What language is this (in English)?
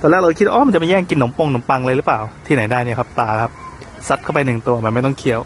Thai